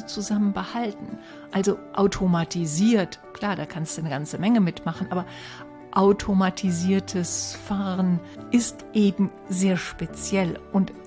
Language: German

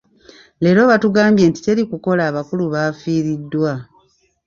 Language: Ganda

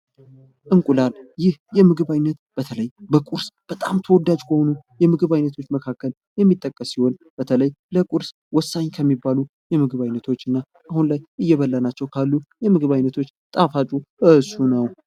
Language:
Amharic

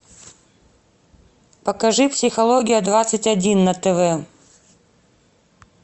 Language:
Russian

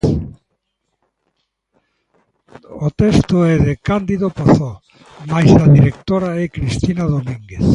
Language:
Galician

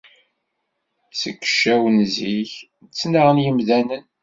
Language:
Kabyle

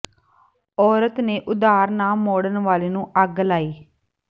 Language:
Punjabi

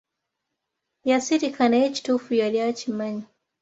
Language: Ganda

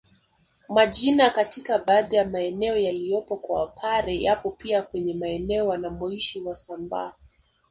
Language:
Swahili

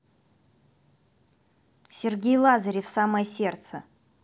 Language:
Russian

